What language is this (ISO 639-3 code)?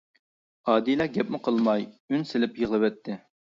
uig